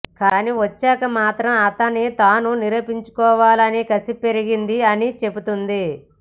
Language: Telugu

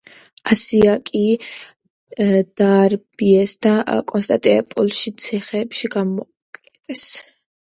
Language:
Georgian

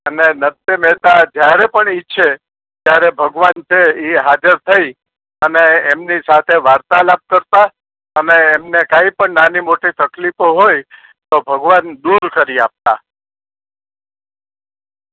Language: Gujarati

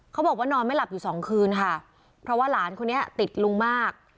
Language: Thai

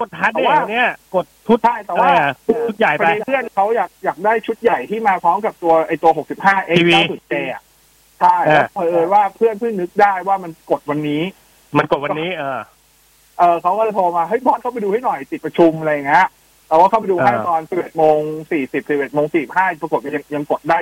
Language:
Thai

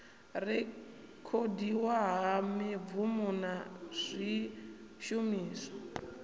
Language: Venda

